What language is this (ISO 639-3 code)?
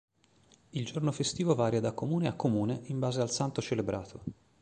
ita